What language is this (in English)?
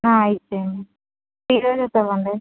Telugu